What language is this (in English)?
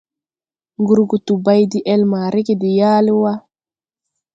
Tupuri